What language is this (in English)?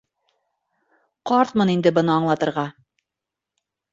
Bashkir